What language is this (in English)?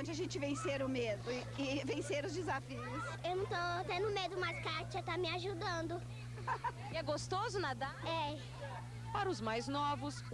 Portuguese